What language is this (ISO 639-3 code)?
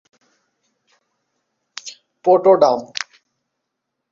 ben